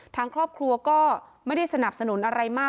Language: Thai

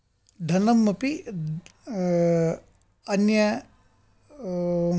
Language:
Sanskrit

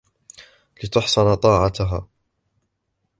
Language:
Arabic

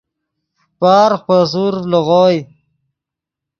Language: Yidgha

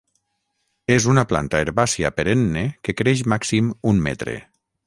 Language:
Catalan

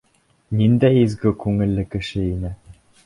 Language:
Bashkir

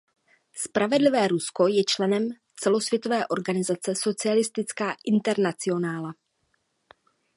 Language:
Czech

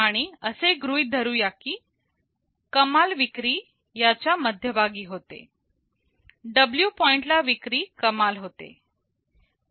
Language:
Marathi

